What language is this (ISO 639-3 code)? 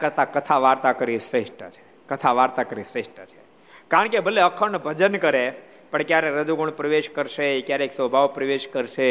guj